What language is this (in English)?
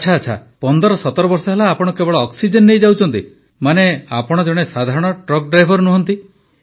Odia